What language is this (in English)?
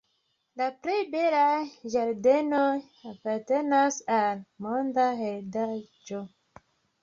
Esperanto